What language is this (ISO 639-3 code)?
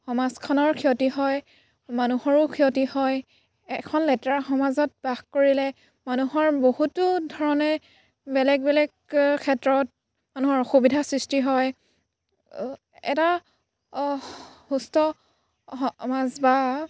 asm